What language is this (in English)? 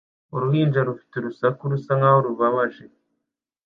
Kinyarwanda